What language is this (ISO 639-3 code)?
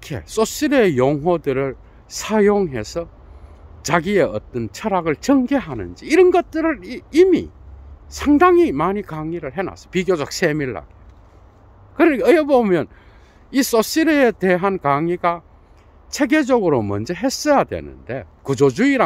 kor